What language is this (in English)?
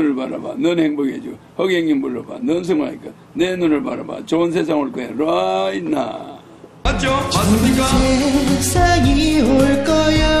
Korean